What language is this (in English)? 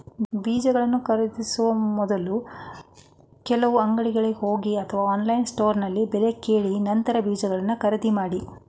Kannada